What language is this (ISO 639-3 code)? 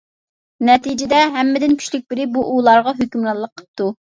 uig